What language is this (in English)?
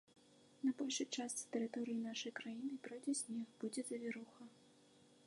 Belarusian